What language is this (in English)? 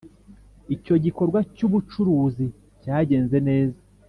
Kinyarwanda